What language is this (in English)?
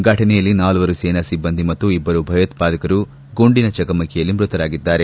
Kannada